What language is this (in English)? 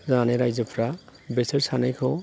Bodo